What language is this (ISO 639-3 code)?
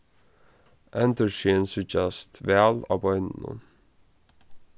fao